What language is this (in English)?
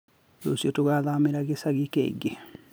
Kikuyu